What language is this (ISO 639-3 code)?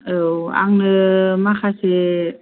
brx